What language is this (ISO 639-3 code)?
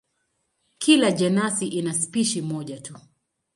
swa